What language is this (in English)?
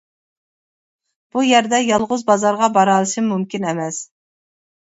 Uyghur